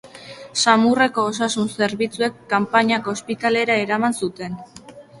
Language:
Basque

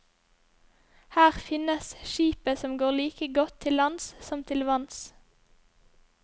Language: Norwegian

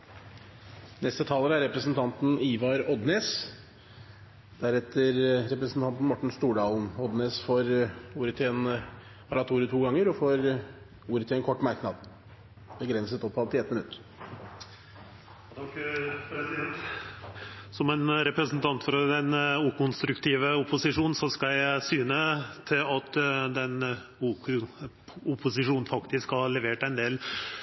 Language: Norwegian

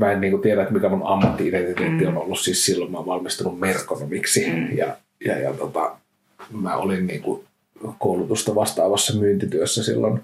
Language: Finnish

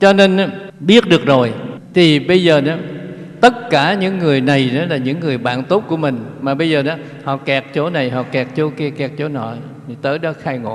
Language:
Vietnamese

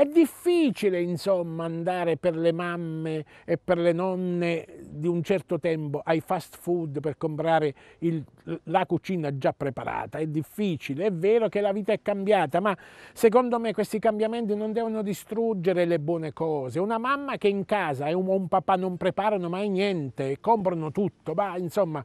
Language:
Italian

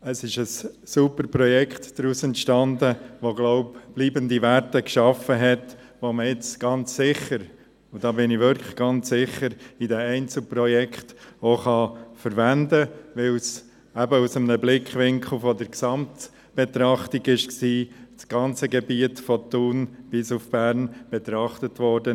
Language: Swiss German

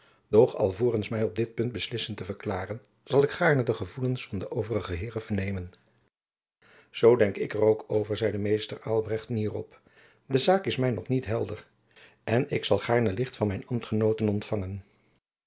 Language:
Dutch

